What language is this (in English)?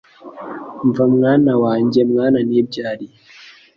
Kinyarwanda